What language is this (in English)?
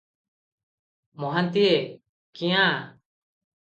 Odia